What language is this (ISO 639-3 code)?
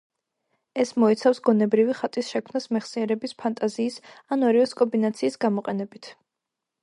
kat